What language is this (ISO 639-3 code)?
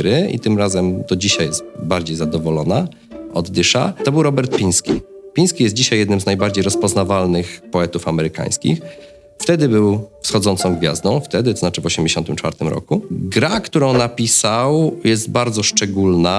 pol